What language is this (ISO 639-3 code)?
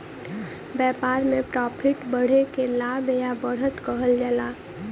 bho